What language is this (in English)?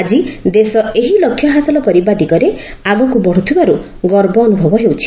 Odia